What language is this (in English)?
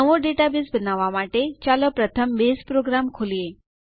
Gujarati